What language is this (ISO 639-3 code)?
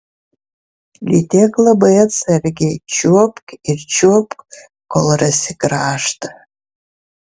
lit